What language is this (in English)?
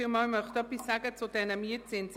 Swiss German